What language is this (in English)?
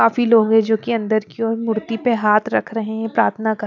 Hindi